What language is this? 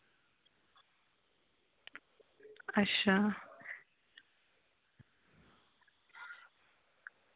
Dogri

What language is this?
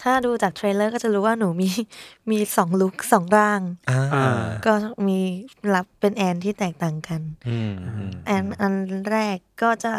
Thai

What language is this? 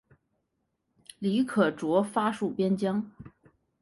Chinese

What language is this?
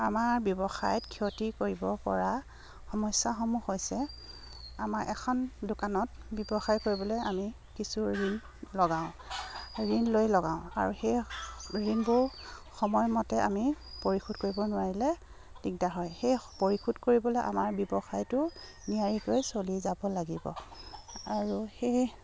Assamese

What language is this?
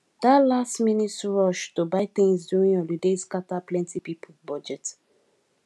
Nigerian Pidgin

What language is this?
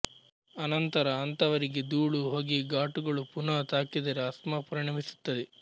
Kannada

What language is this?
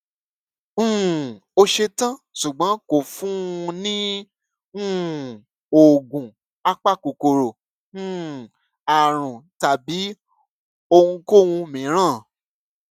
Yoruba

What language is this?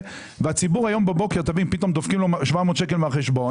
Hebrew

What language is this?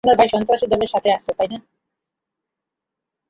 Bangla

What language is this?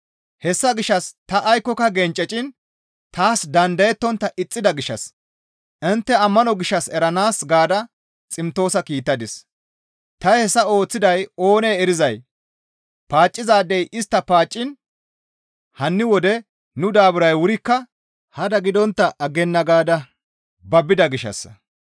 Gamo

